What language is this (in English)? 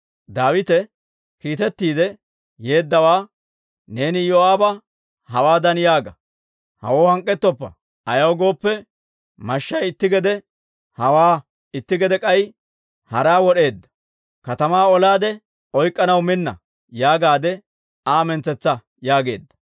Dawro